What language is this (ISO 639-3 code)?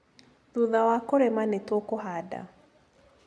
kik